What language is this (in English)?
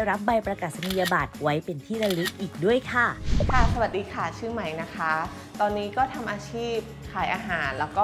Thai